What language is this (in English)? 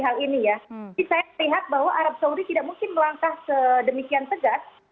Indonesian